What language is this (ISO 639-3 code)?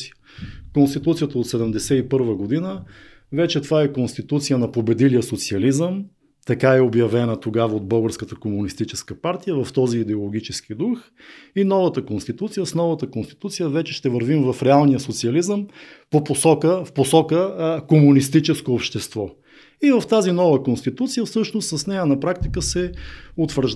bul